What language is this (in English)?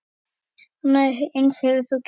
Icelandic